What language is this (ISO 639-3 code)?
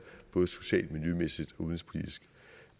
dan